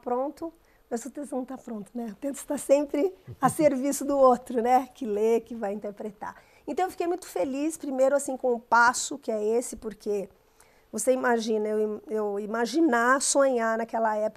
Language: Portuguese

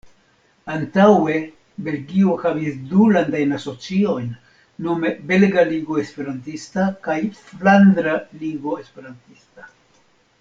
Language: Esperanto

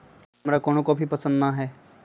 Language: Magahi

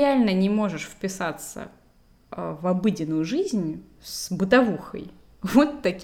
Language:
Russian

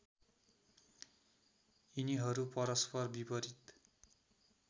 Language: Nepali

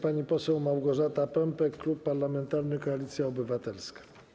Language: Polish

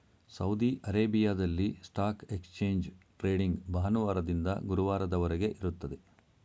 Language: Kannada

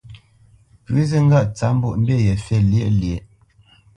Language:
Bamenyam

